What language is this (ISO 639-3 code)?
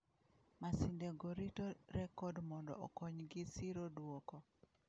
luo